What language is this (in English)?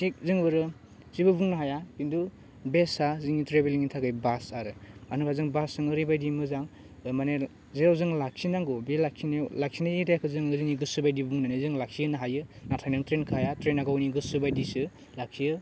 Bodo